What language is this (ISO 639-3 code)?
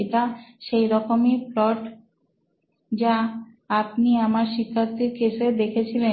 ben